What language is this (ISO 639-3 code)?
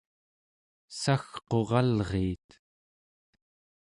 esu